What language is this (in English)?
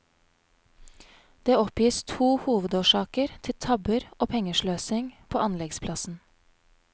Norwegian